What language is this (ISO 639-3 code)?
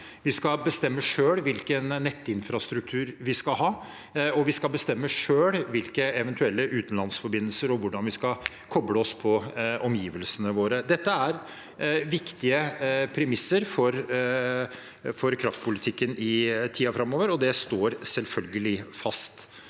nor